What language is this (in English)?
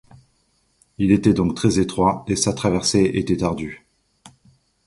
French